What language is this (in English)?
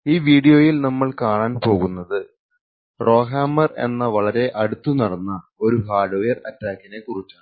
Malayalam